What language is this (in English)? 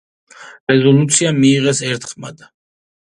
Georgian